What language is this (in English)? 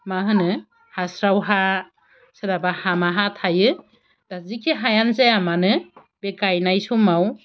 Bodo